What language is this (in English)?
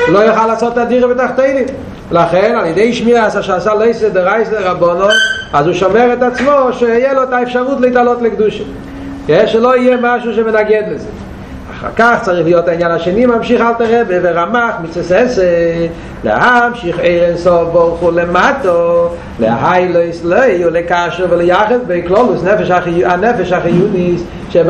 Hebrew